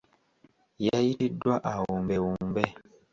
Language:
Ganda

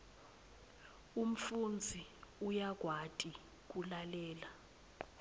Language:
Swati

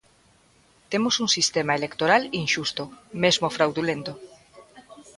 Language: Galician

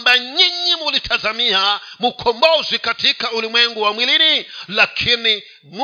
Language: Swahili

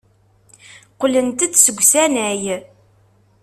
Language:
Kabyle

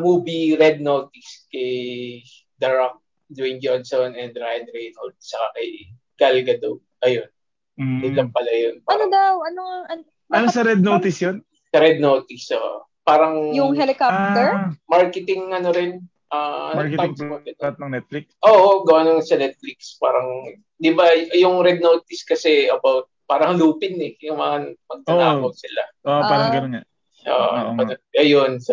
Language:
Filipino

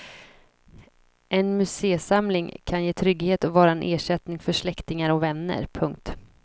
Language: Swedish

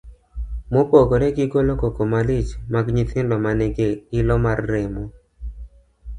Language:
Luo (Kenya and Tanzania)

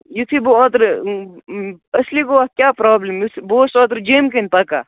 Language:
Kashmiri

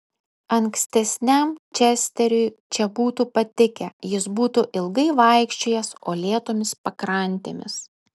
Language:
Lithuanian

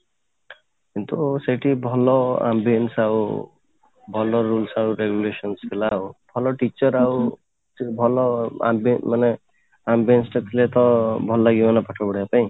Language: Odia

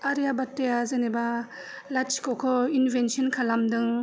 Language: Bodo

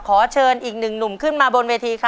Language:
Thai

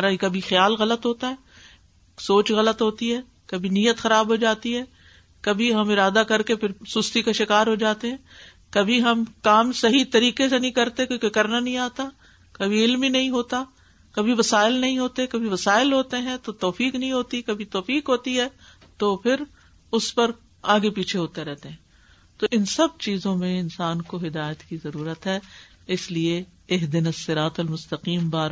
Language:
Urdu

